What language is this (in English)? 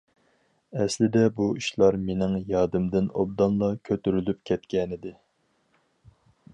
Uyghur